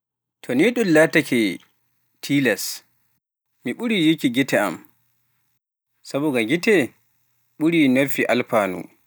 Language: Pular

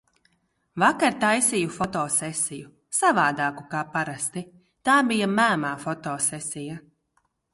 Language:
Latvian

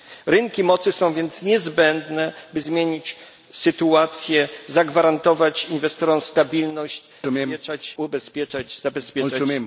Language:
Polish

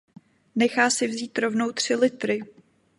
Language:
Czech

